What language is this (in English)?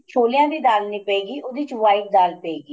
Punjabi